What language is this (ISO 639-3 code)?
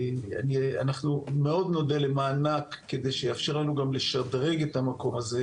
heb